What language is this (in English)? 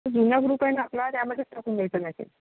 Marathi